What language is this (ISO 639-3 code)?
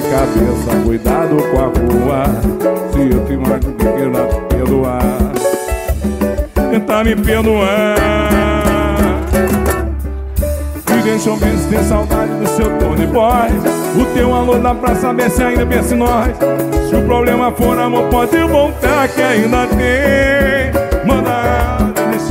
por